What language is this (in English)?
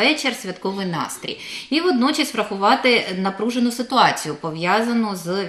Ukrainian